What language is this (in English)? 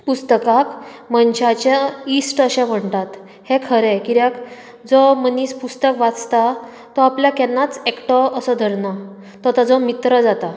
Konkani